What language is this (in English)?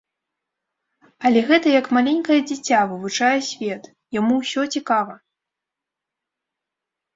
Belarusian